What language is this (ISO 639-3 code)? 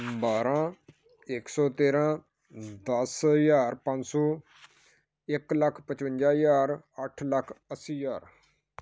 pan